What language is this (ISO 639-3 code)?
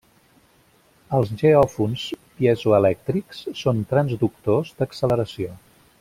cat